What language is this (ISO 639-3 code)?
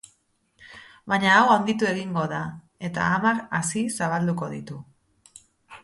eus